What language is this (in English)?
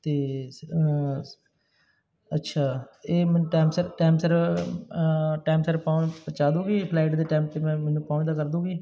Punjabi